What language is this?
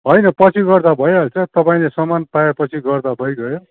Nepali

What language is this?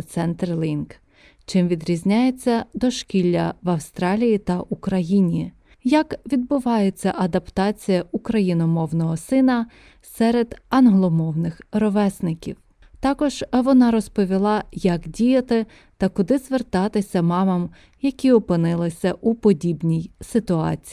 Ukrainian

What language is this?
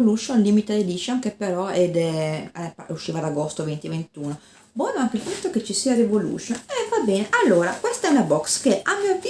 Italian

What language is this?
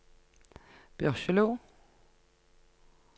Norwegian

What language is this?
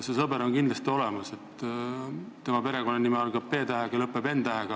Estonian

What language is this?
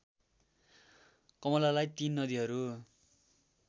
Nepali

